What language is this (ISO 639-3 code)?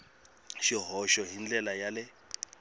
tso